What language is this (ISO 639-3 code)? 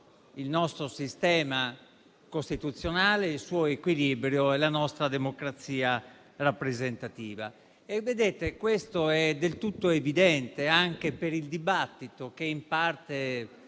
ita